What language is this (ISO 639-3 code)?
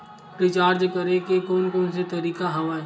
hne